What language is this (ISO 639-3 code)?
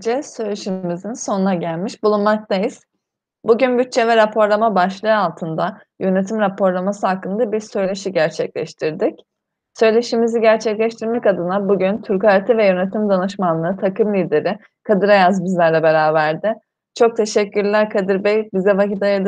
tur